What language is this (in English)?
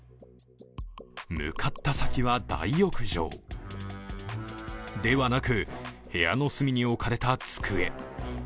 Japanese